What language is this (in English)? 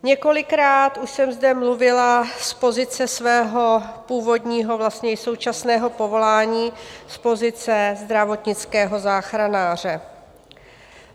Czech